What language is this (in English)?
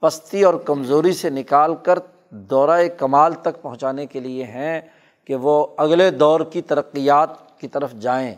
Urdu